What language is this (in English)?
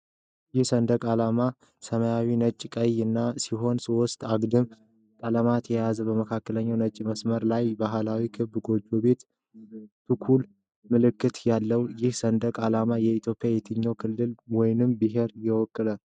Amharic